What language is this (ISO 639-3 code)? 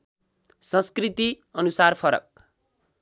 nep